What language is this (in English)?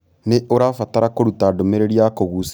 Kikuyu